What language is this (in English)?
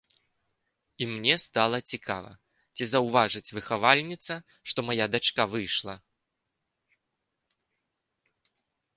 Belarusian